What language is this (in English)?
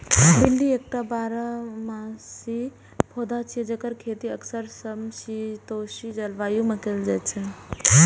Maithili